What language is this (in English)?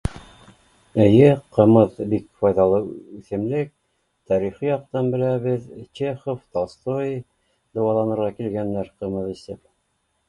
Bashkir